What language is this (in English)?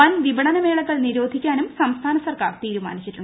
Malayalam